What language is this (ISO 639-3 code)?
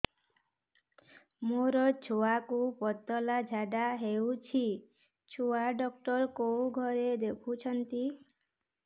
ori